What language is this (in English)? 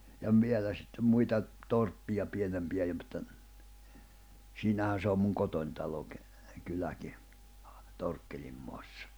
Finnish